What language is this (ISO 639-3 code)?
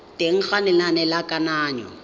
tsn